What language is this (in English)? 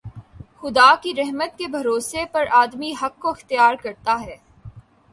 Urdu